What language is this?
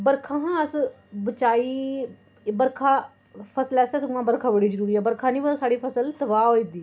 Dogri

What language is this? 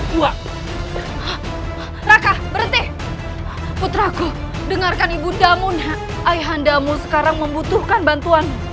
Indonesian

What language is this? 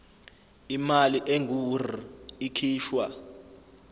Zulu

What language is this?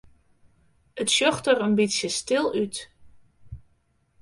Western Frisian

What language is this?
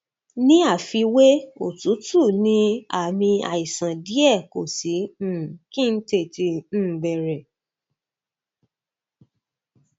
Yoruba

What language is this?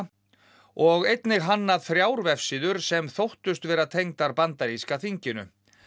Icelandic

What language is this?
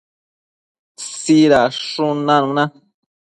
Matsés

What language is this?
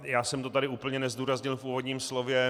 Czech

